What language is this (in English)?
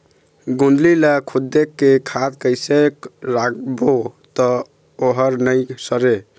Chhattisgarhi